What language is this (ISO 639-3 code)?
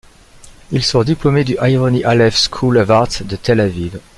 fra